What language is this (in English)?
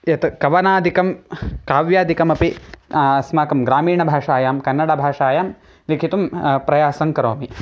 Sanskrit